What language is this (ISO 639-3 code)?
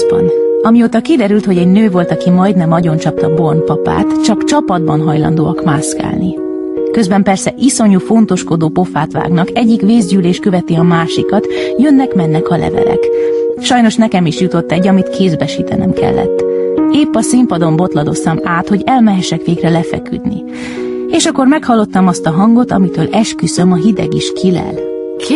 hun